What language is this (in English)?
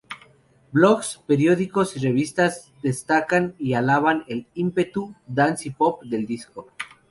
Spanish